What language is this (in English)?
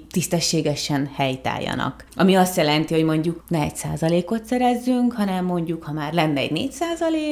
Hungarian